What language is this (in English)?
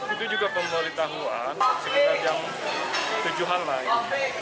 Indonesian